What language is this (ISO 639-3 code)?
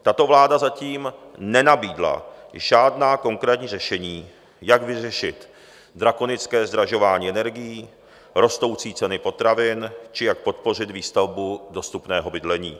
ces